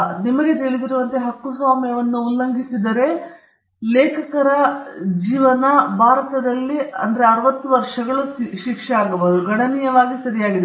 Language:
Kannada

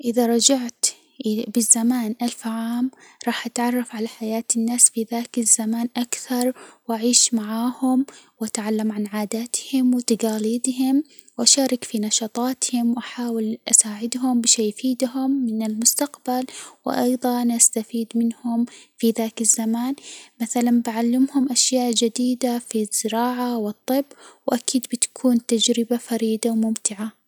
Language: Hijazi Arabic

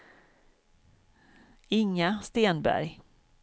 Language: Swedish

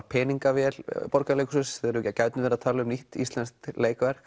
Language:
Icelandic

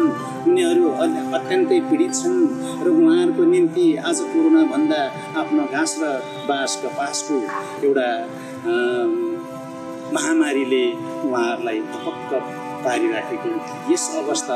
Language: Indonesian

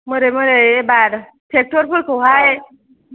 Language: Bodo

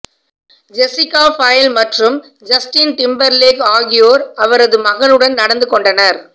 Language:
Tamil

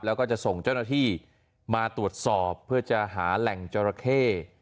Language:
Thai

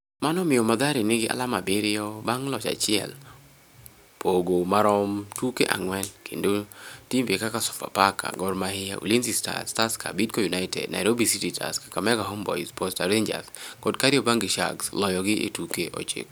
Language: Luo (Kenya and Tanzania)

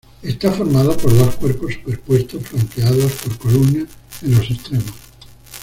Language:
Spanish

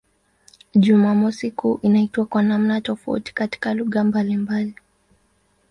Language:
Swahili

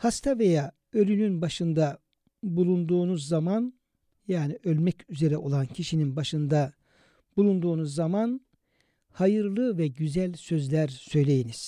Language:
Turkish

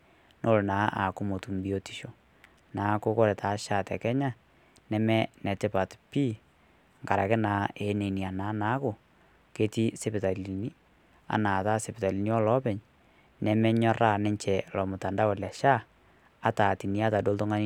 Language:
Masai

